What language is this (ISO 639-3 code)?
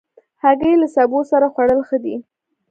pus